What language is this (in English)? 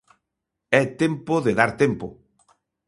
Galician